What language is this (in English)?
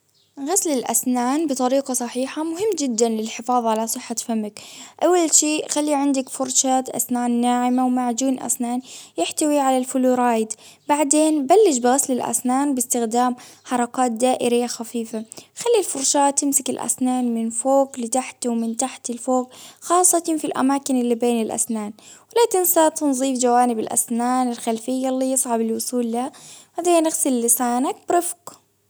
Baharna Arabic